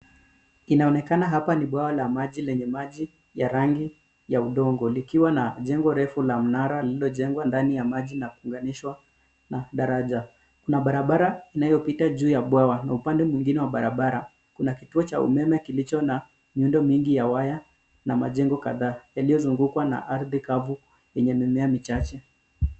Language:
Swahili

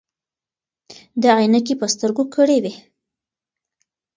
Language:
Pashto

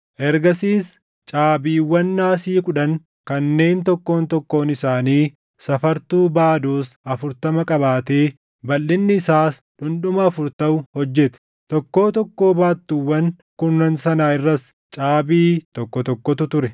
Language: Oromo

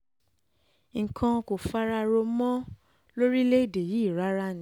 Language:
Yoruba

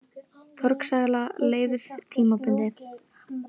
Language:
Icelandic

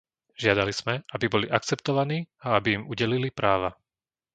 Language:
Slovak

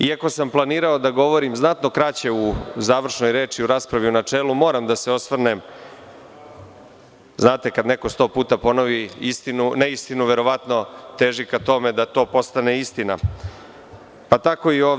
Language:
Serbian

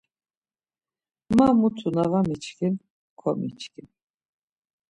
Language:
Laz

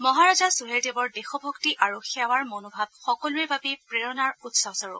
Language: Assamese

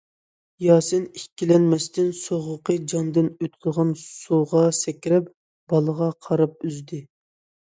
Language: Uyghur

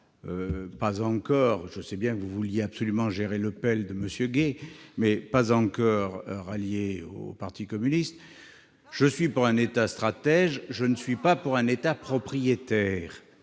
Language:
French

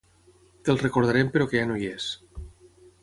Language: Catalan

